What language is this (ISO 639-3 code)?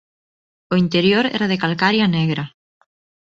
glg